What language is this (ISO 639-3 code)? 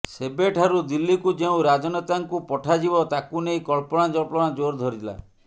ori